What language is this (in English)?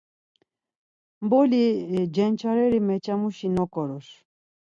Laz